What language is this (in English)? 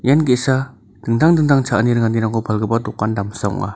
Garo